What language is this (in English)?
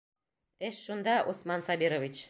Bashkir